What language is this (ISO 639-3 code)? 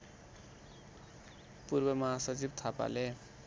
nep